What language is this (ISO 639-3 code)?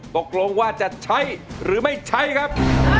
tha